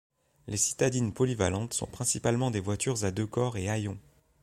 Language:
French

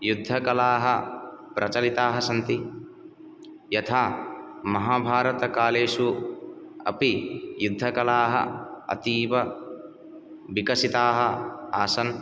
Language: Sanskrit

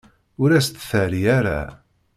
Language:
Kabyle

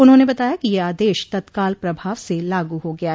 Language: Hindi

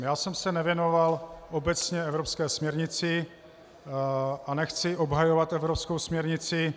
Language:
Czech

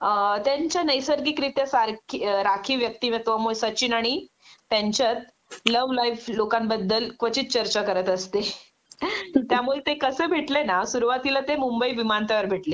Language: Marathi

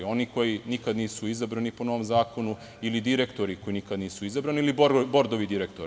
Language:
Serbian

